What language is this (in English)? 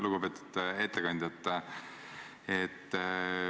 Estonian